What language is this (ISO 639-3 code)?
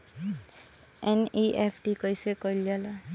bho